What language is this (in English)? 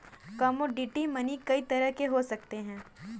Hindi